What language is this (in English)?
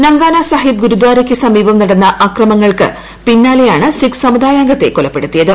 Malayalam